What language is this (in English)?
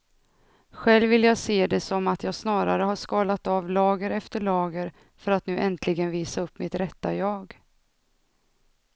Swedish